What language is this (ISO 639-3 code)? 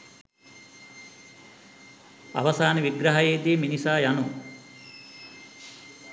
sin